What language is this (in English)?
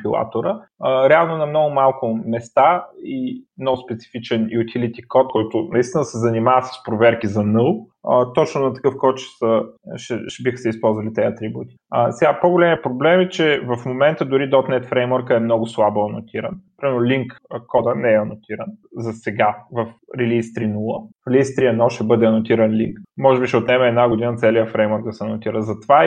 Bulgarian